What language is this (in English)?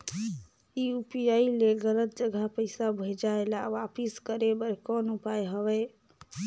Chhattisgarhi